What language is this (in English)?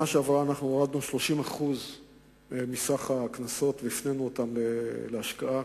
Hebrew